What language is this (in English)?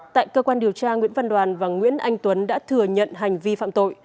Vietnamese